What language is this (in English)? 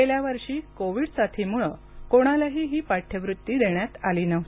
Marathi